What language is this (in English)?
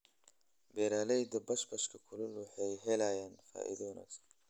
Somali